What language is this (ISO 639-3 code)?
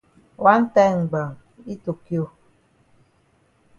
wes